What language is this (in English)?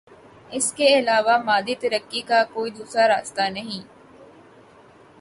Urdu